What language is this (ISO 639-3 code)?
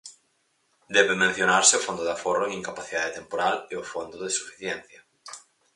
glg